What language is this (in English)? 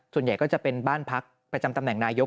Thai